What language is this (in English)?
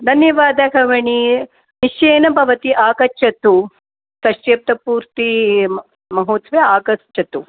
Sanskrit